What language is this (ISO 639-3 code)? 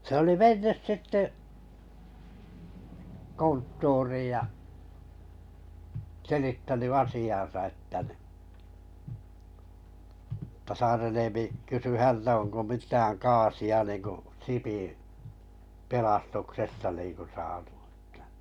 fin